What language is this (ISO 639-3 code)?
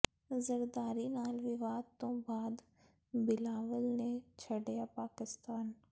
pan